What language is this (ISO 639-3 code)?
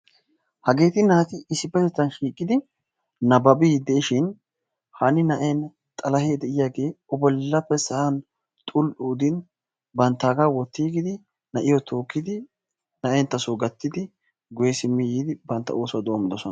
wal